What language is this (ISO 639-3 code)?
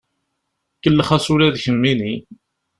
kab